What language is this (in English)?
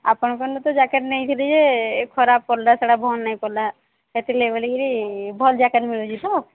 Odia